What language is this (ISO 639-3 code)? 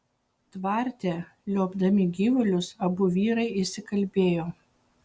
lit